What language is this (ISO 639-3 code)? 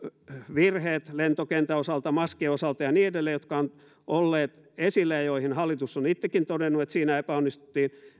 fin